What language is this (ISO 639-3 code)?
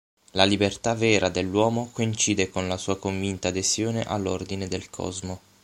ita